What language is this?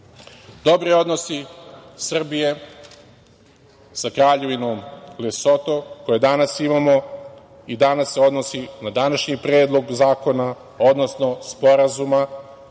Serbian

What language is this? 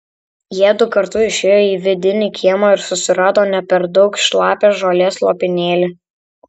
Lithuanian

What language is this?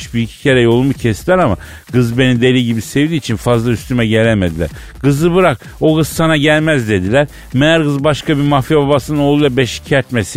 Turkish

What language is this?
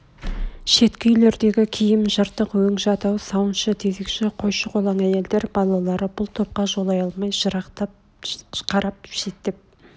Kazakh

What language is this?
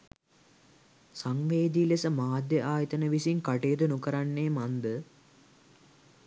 Sinhala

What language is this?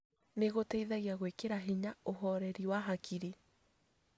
Kikuyu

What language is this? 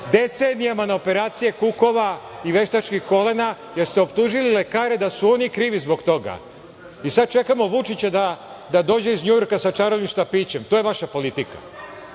Serbian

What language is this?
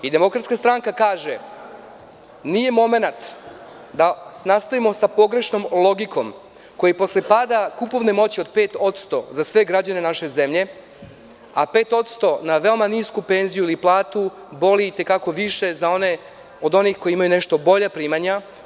Serbian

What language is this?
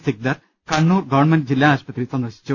Malayalam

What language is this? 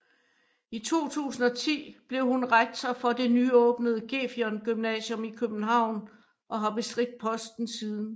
Danish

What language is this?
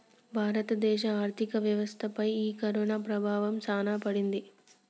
Telugu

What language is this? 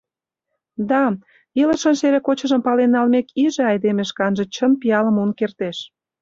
Mari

